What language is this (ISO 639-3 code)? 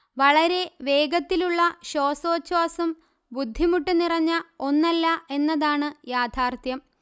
mal